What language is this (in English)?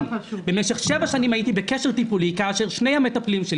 Hebrew